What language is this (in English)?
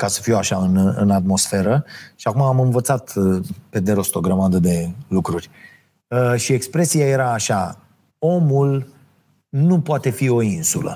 Romanian